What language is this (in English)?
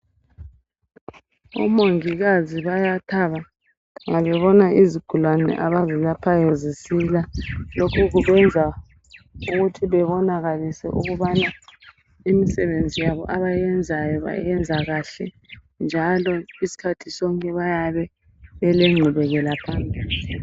North Ndebele